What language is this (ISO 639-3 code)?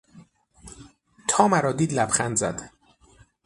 fas